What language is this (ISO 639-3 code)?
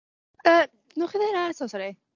cym